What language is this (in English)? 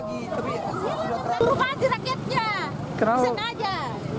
Indonesian